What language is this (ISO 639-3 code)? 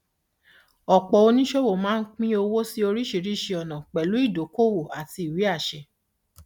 yor